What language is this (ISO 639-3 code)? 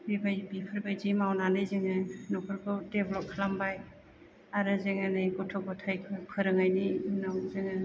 brx